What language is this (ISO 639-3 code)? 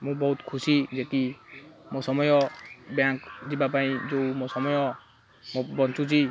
ori